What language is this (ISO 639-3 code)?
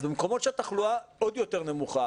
heb